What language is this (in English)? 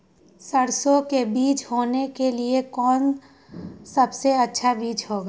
Magahi